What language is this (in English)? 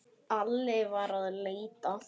Icelandic